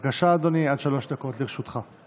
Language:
Hebrew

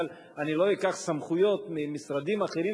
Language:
Hebrew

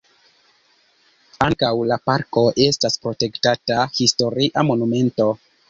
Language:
Esperanto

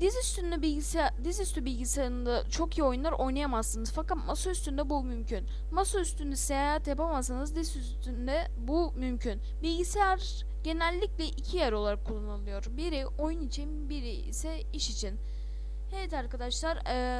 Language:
Turkish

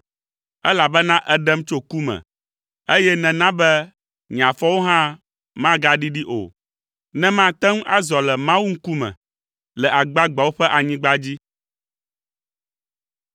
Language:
Ewe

